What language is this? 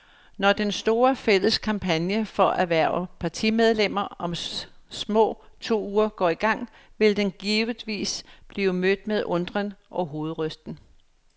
Danish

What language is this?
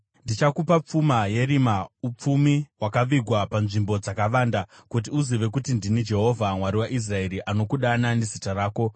Shona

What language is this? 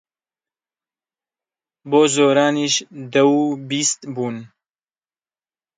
Central Kurdish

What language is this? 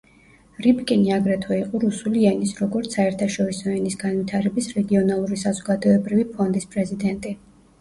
Georgian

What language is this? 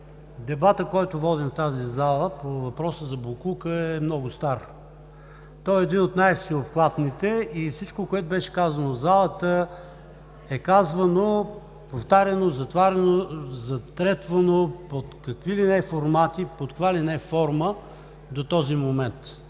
Bulgarian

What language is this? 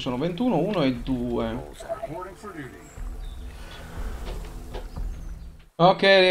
Italian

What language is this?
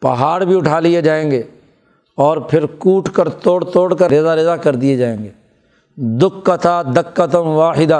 Urdu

